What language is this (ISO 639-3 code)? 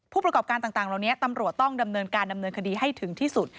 tha